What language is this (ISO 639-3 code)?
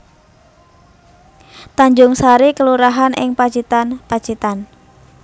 jav